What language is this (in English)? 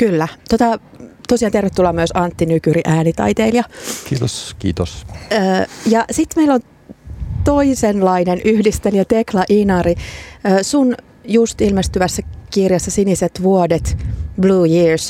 Finnish